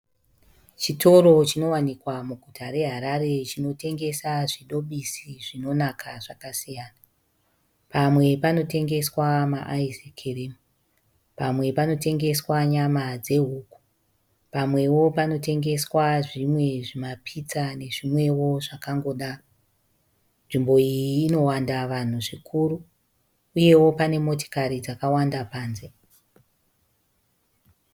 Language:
Shona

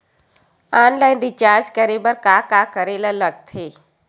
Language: Chhattisgarhi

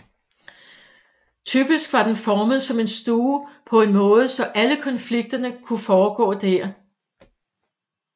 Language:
Danish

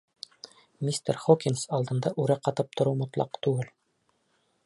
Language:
Bashkir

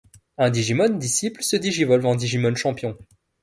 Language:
French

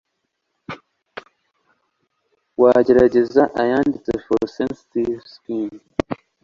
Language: Kinyarwanda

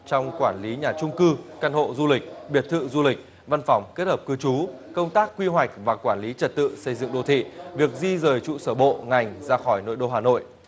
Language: Vietnamese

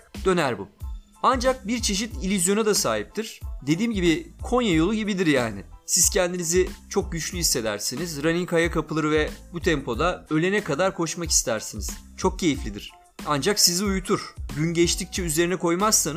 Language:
Turkish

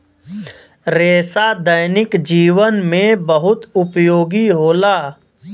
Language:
Bhojpuri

